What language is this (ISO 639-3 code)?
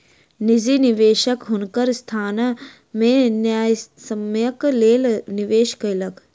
mai